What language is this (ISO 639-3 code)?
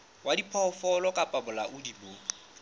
sot